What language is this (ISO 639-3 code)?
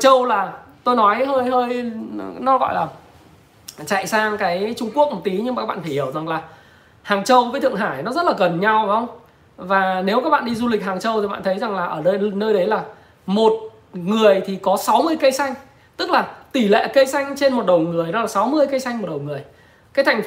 vie